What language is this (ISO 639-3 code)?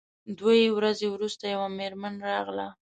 pus